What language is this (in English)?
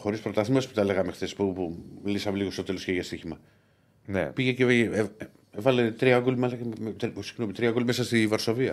Greek